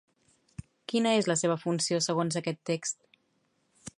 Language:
Catalan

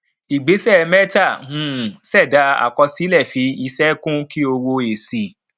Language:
Yoruba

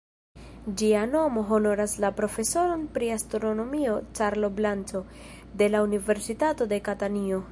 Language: Esperanto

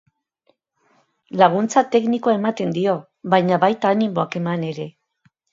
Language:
Basque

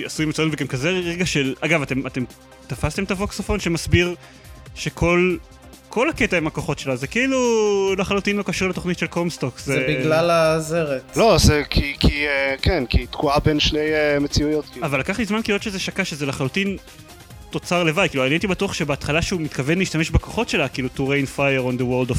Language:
Hebrew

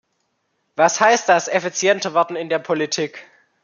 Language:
German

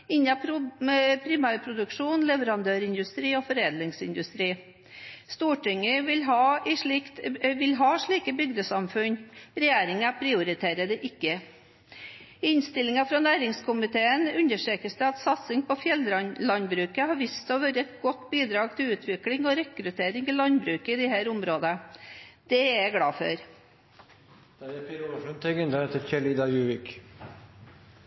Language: Norwegian Bokmål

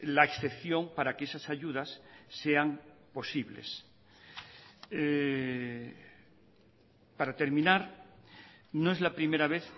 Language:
Spanish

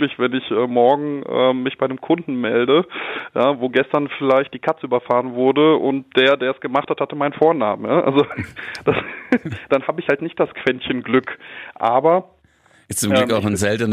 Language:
German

